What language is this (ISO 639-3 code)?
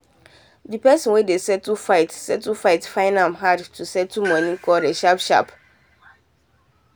pcm